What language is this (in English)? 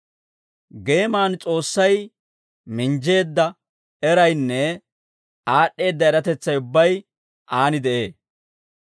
Dawro